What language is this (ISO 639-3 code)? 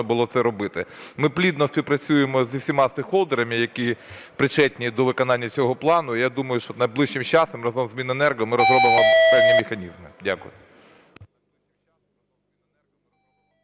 ukr